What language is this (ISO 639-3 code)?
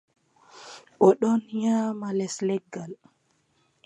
fub